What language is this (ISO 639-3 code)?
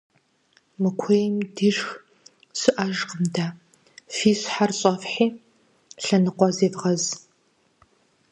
kbd